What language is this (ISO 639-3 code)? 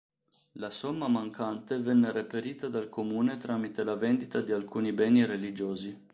ita